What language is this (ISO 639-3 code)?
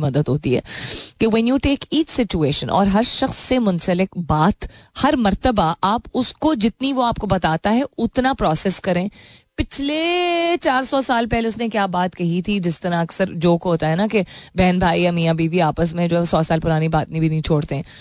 hin